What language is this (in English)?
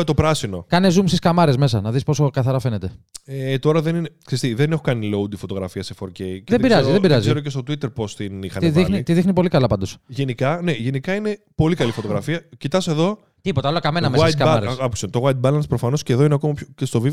Greek